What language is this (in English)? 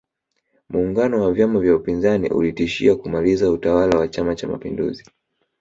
Swahili